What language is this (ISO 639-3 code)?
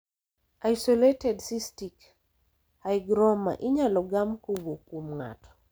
luo